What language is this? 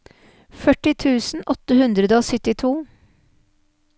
Norwegian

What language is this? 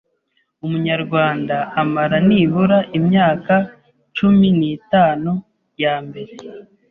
Kinyarwanda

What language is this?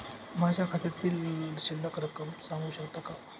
Marathi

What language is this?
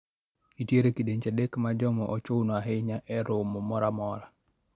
Luo (Kenya and Tanzania)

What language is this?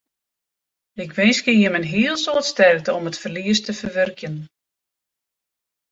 Western Frisian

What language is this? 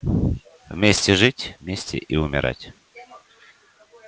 Russian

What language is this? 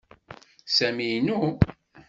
Kabyle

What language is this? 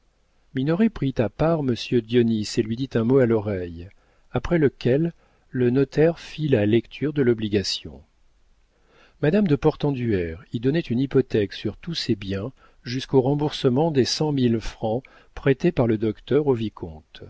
French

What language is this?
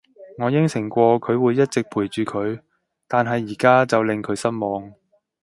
Cantonese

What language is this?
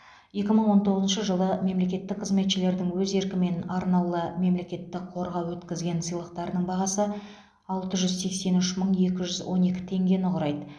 Kazakh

